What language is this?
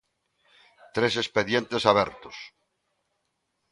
Galician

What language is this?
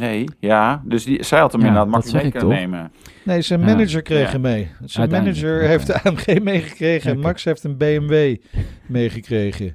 Dutch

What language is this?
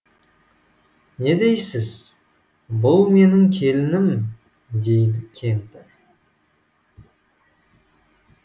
Kazakh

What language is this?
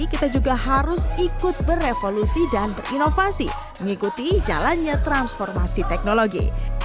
Indonesian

